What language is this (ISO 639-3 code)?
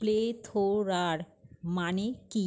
ben